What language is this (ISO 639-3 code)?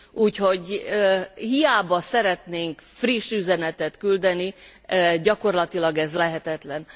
hun